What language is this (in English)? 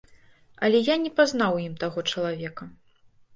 Belarusian